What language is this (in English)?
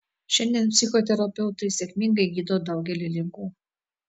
Lithuanian